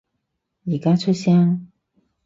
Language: Cantonese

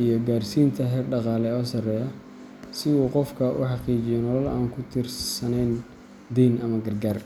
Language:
Somali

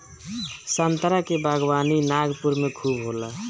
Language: Bhojpuri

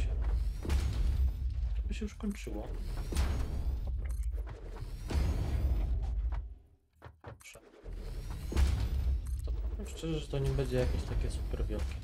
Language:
Polish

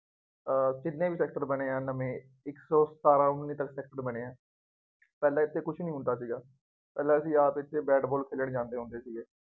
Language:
Punjabi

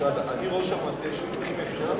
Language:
Hebrew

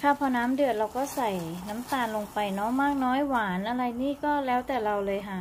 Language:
Thai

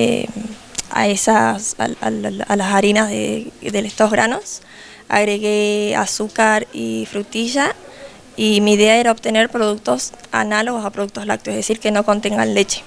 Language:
Spanish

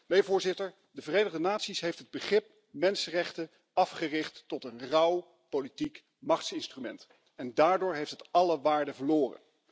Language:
Dutch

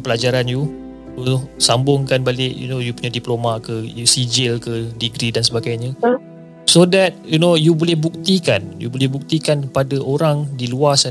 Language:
Malay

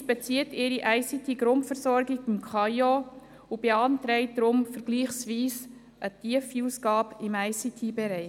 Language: Swiss German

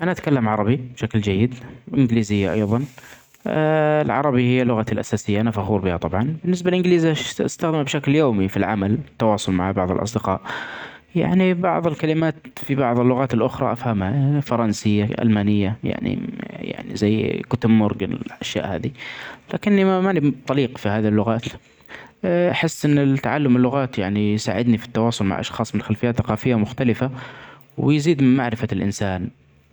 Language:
Omani Arabic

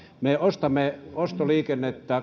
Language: Finnish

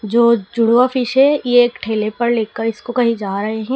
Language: Hindi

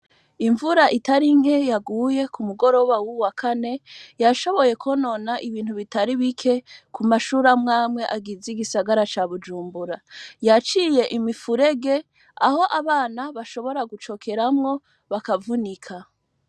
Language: Rundi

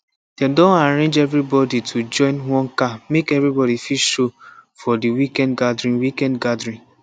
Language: Nigerian Pidgin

